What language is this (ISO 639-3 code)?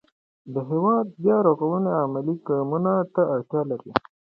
pus